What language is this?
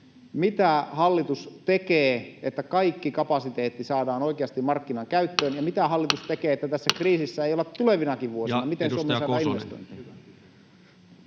Finnish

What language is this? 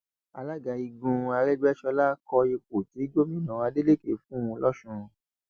Yoruba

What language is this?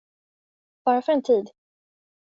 Swedish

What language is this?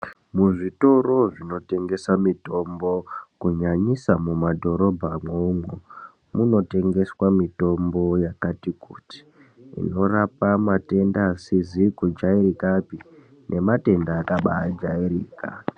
Ndau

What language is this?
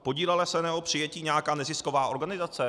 Czech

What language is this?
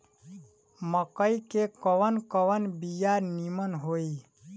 Bhojpuri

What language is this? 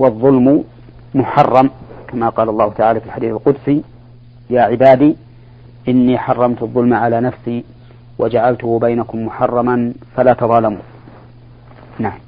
Arabic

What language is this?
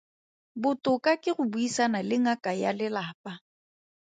Tswana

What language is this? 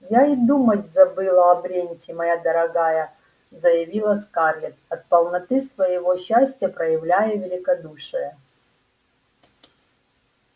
Russian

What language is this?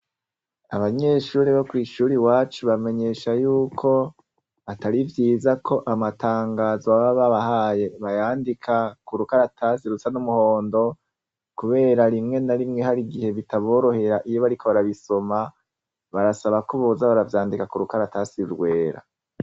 Rundi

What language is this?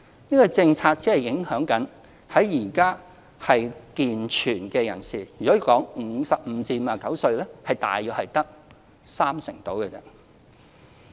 Cantonese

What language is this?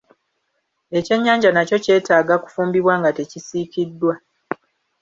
Ganda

